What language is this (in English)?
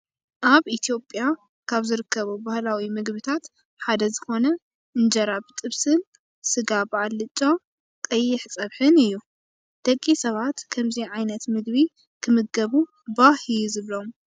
Tigrinya